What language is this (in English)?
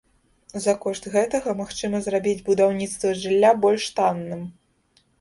Belarusian